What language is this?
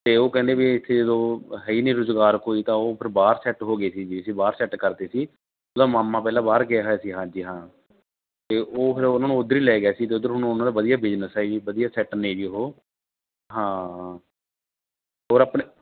Punjabi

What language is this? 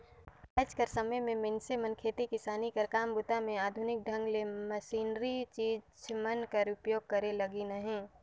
Chhattisgarhi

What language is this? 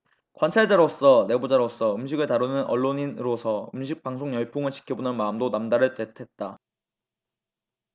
Korean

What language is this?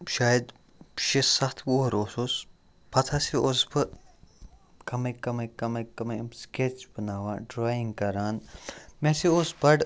Kashmiri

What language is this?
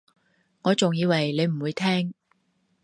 Cantonese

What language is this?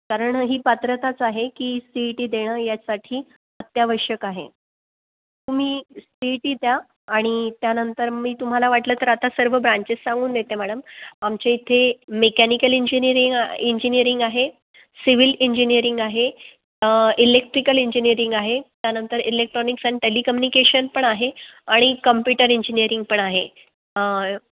Marathi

